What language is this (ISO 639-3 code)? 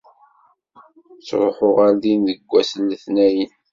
kab